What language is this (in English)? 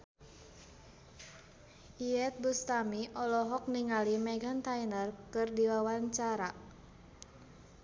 Sundanese